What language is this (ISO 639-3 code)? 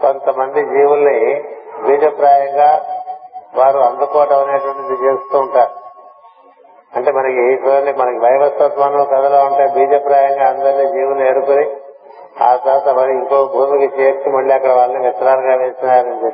tel